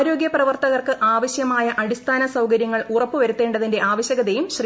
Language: Malayalam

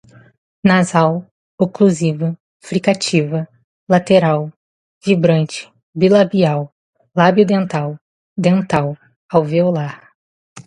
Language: Portuguese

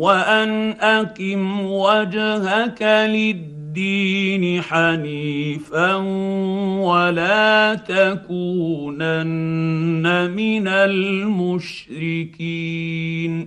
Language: Arabic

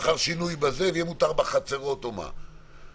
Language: Hebrew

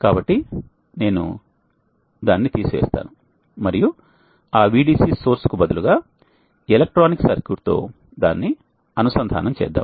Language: Telugu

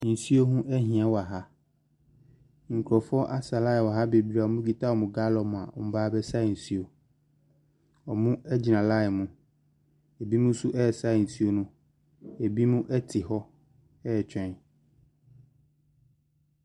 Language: Akan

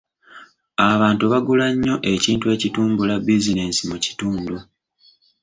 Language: Ganda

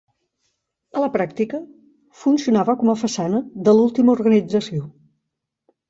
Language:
Catalan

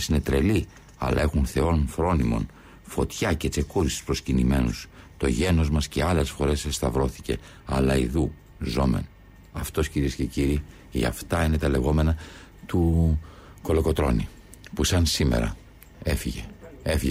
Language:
Greek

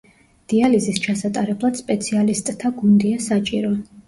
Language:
Georgian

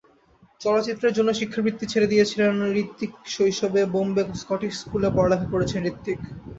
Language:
Bangla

